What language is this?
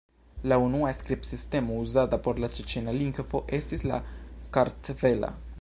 Esperanto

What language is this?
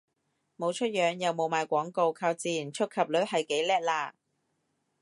Cantonese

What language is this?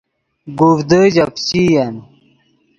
Yidgha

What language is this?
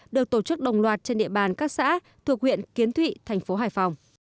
Vietnamese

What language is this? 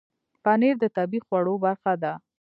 Pashto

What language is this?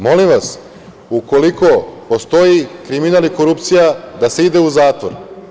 Serbian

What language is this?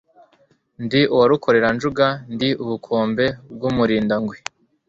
Kinyarwanda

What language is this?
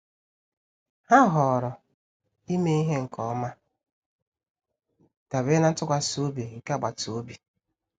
Igbo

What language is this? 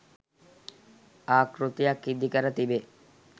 Sinhala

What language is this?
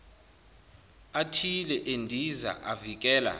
Zulu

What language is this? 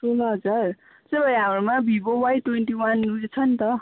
Nepali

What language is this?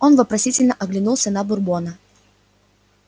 Russian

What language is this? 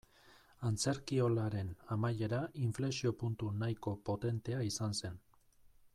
Basque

